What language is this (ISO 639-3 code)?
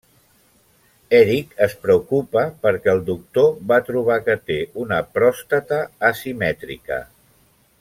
cat